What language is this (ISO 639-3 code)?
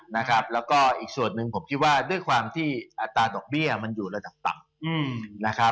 tha